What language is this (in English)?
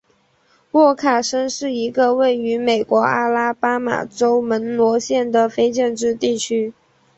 Chinese